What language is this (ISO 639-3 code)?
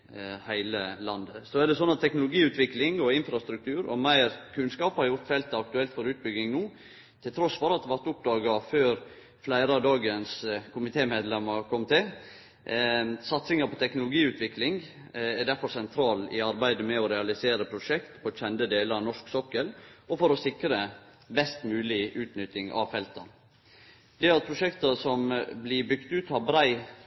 nno